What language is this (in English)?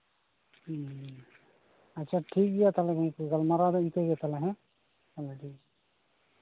Santali